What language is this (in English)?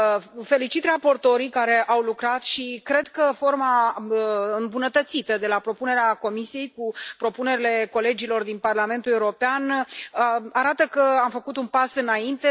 Romanian